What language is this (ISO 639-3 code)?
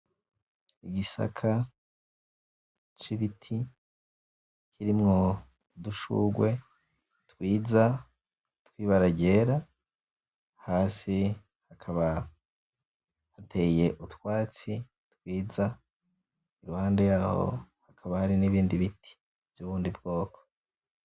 run